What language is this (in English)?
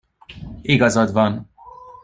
Hungarian